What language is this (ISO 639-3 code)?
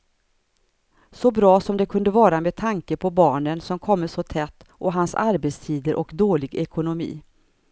swe